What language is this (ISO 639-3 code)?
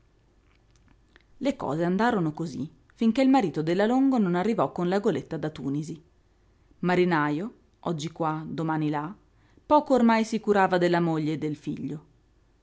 ita